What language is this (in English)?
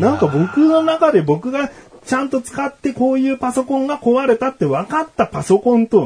Japanese